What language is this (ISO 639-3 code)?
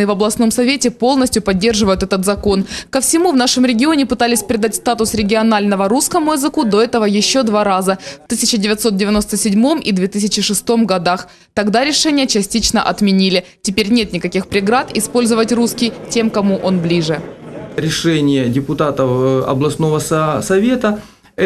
rus